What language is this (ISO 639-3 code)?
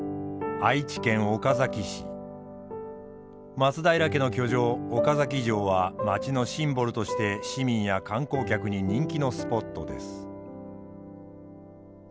jpn